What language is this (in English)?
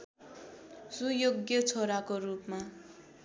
Nepali